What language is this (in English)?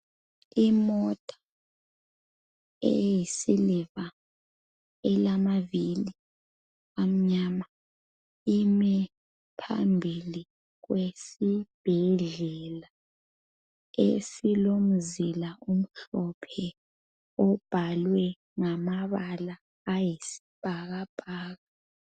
North Ndebele